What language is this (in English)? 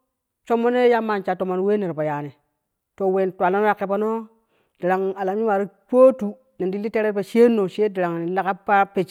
Kushi